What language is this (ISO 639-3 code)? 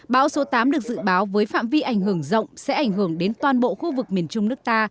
vie